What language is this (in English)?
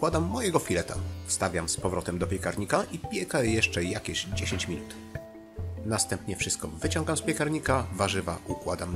Polish